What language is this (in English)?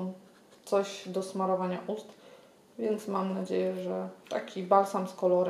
Polish